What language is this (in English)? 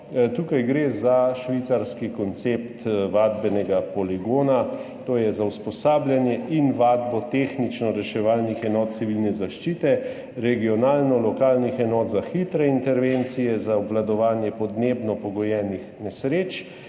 Slovenian